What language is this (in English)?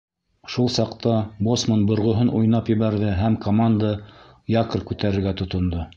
Bashkir